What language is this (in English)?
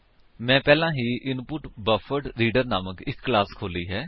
Punjabi